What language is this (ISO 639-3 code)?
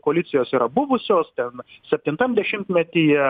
lit